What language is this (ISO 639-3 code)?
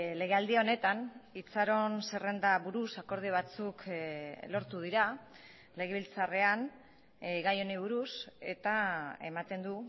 eus